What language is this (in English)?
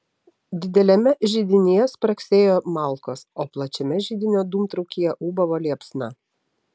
Lithuanian